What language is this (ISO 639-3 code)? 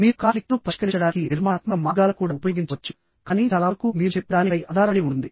tel